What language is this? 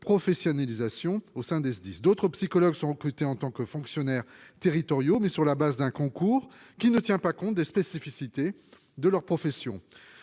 French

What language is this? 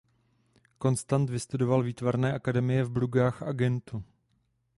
Czech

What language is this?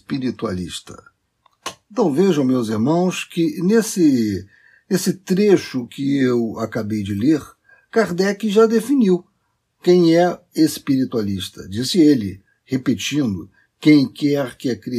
Portuguese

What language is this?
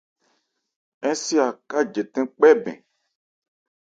Ebrié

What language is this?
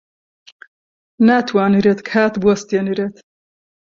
Central Kurdish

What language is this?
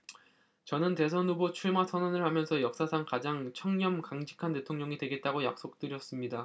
Korean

